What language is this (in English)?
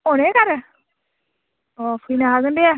Bodo